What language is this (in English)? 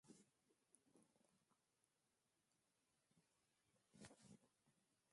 Occitan